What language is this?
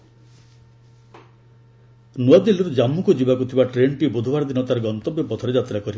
Odia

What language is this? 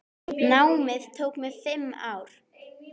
Icelandic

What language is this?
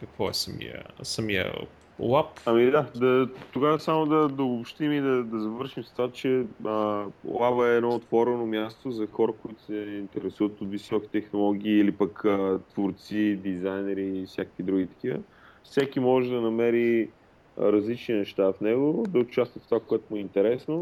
Bulgarian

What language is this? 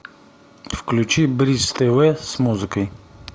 Russian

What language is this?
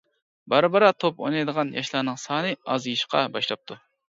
Uyghur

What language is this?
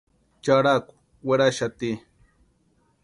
Western Highland Purepecha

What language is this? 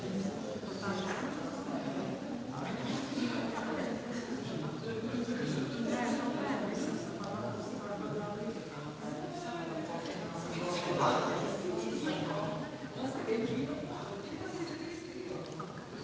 Slovenian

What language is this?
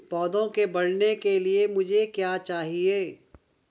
Hindi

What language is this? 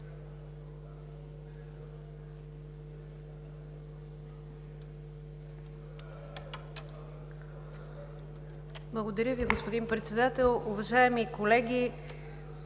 Bulgarian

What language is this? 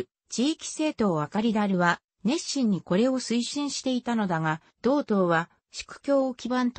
Japanese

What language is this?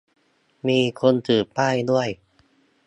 Thai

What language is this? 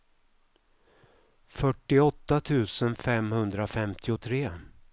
Swedish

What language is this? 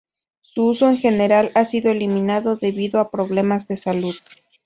Spanish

